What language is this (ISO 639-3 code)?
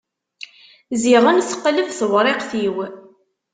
kab